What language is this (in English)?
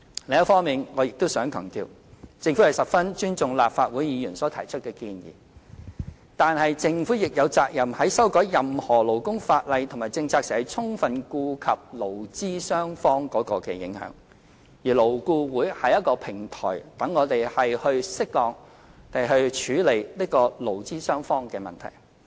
Cantonese